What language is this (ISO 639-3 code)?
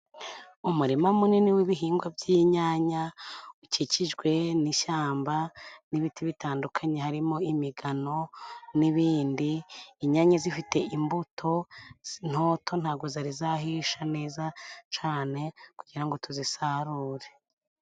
kin